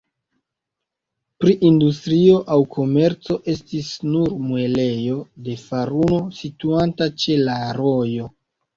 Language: Esperanto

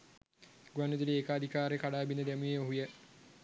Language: Sinhala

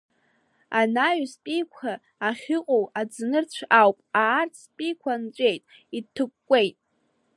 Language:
Abkhazian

